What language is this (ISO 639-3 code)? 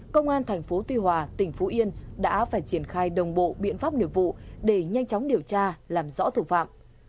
vie